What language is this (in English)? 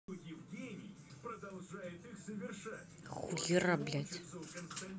Russian